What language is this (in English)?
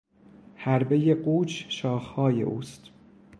Persian